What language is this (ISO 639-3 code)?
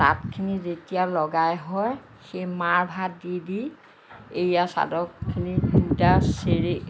asm